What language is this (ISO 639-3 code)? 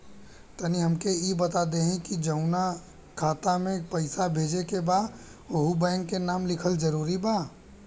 bho